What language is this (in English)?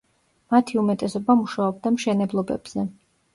Georgian